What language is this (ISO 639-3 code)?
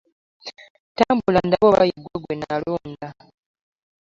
lug